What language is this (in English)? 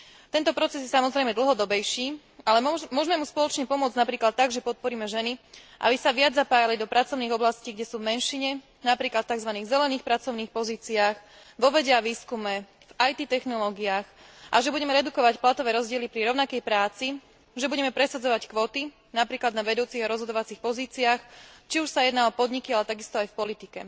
Slovak